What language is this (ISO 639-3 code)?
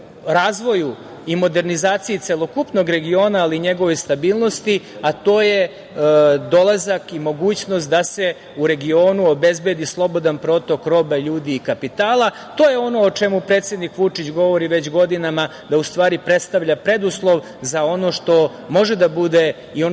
srp